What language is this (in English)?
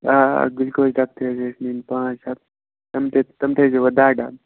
Kashmiri